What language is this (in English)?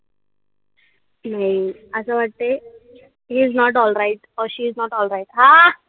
Marathi